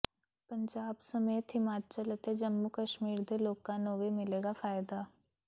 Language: Punjabi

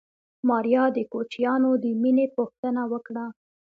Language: Pashto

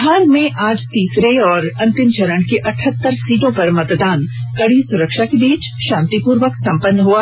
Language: Hindi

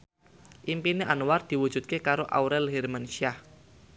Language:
Javanese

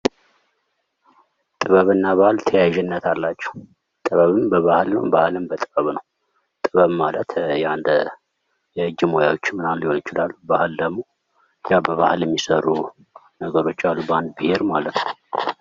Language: Amharic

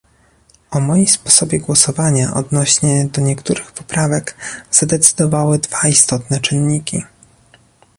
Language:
Polish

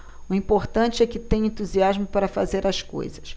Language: Portuguese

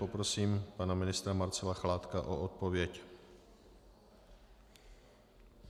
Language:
Czech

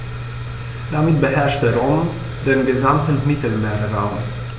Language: German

